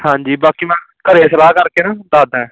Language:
Punjabi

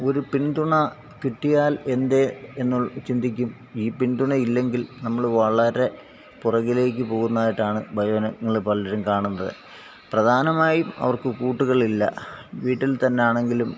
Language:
Malayalam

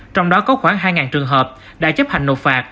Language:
Vietnamese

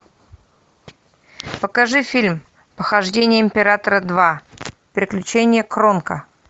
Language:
Russian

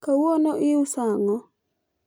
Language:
Luo (Kenya and Tanzania)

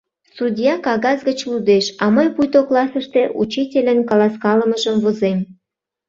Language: Mari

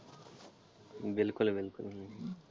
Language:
Punjabi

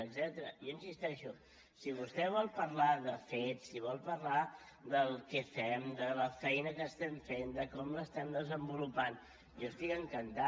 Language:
Catalan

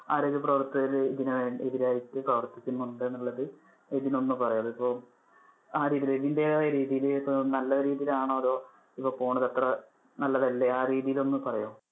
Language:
Malayalam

